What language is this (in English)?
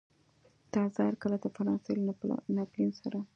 Pashto